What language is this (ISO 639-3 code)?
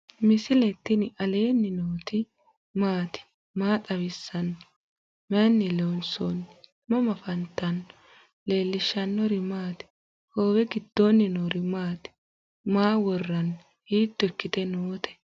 sid